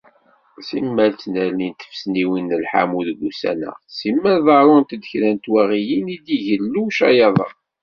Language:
Kabyle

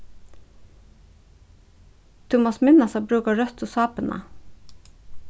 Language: Faroese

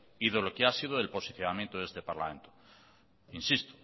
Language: Spanish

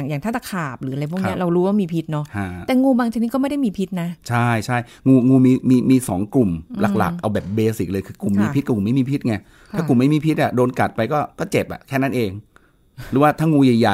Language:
Thai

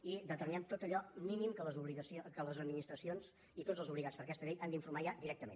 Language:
Catalan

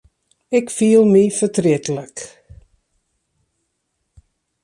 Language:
Western Frisian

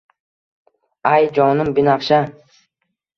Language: Uzbek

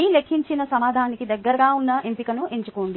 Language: Telugu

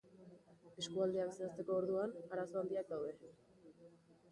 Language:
Basque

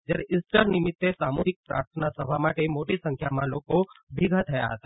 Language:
Gujarati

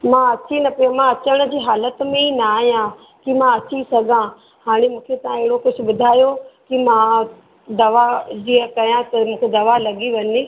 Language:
Sindhi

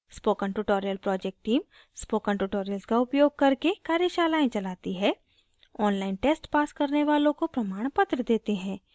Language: Hindi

